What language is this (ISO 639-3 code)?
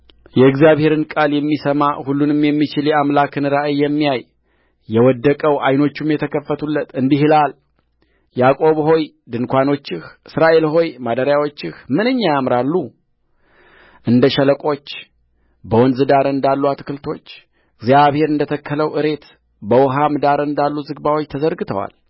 amh